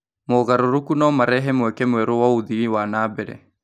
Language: Kikuyu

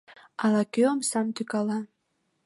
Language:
Mari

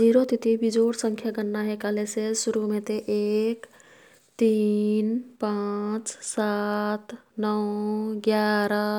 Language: Kathoriya Tharu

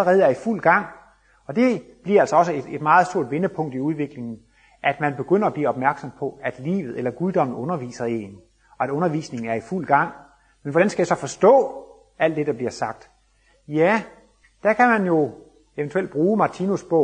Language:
Danish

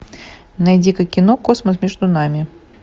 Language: Russian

